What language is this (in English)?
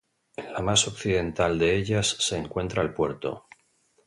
Spanish